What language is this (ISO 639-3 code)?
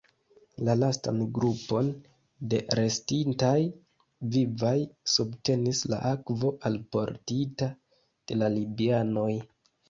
epo